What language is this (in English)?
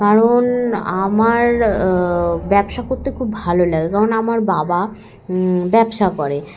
Bangla